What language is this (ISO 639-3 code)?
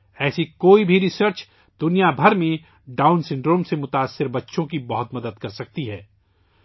urd